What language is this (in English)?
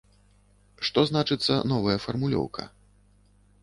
Belarusian